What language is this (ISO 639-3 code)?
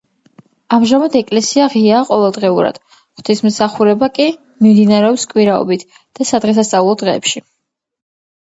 kat